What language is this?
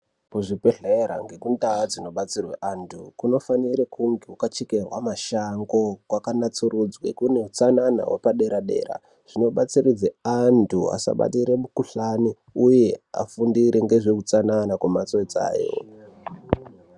Ndau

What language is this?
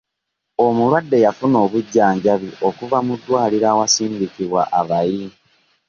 Ganda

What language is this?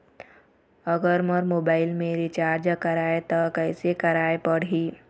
Chhattisgarhi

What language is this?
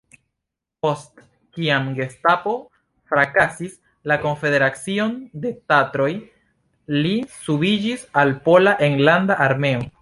Esperanto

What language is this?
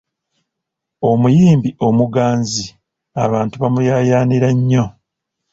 Ganda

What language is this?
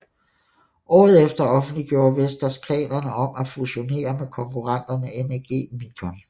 Danish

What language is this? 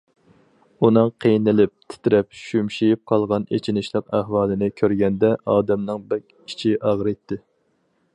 Uyghur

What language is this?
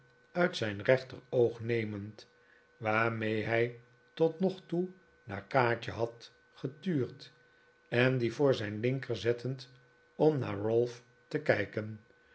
Dutch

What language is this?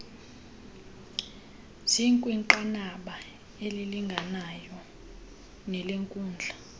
Xhosa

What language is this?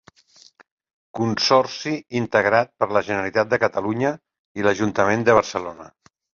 Catalan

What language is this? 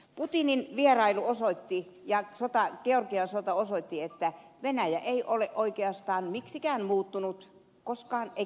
Finnish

